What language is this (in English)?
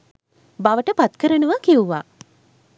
Sinhala